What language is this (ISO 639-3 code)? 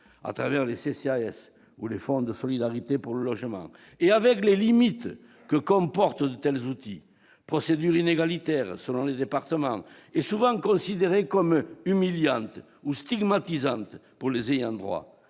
fra